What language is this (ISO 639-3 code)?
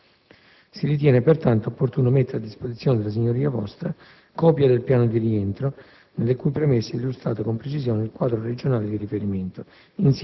ita